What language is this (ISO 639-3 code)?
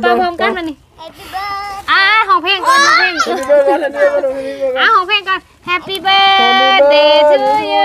tha